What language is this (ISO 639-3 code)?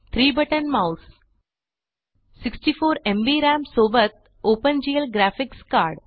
mar